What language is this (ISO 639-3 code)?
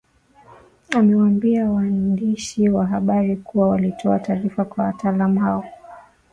swa